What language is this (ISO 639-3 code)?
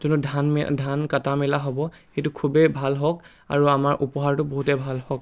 asm